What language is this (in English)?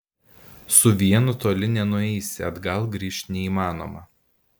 Lithuanian